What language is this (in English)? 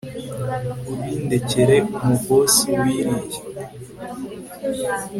Kinyarwanda